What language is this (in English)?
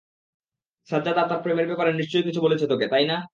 Bangla